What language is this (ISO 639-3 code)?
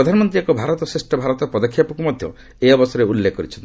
ori